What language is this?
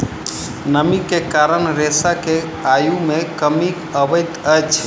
Maithili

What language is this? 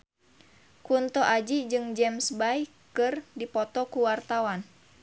Sundanese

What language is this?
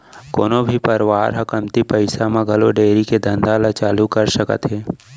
Chhattisgarhi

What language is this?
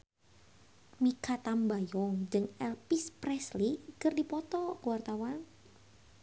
Sundanese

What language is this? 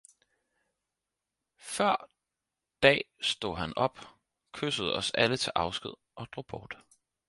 Danish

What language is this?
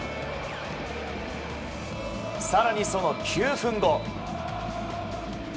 Japanese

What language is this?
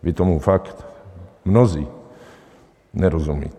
Czech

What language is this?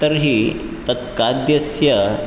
Sanskrit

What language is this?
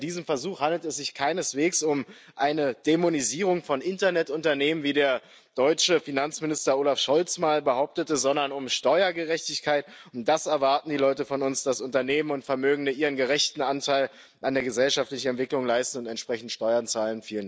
German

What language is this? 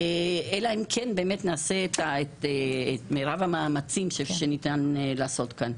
Hebrew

